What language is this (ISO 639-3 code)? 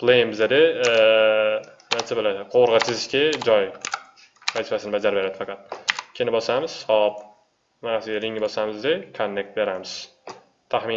tur